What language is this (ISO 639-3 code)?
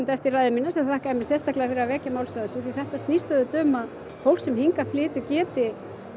isl